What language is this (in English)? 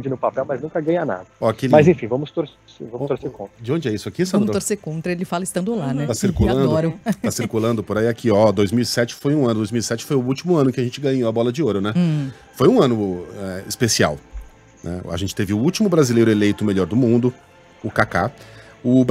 Portuguese